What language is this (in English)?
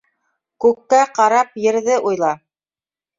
Bashkir